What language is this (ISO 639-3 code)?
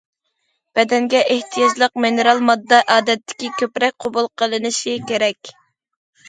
uig